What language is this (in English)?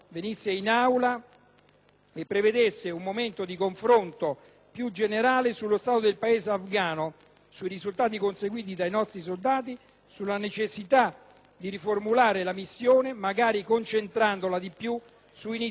Italian